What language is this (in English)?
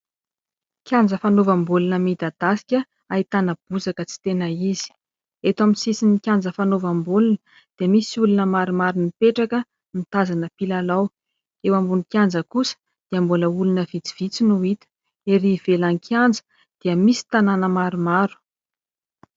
Malagasy